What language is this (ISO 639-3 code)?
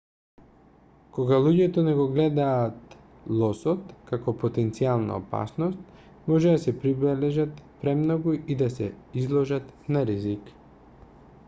mkd